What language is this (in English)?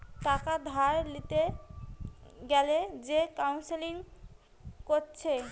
Bangla